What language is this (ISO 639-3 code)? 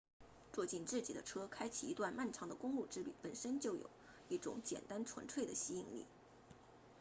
zho